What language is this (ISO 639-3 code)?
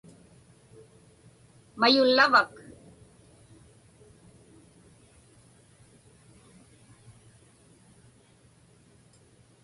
ipk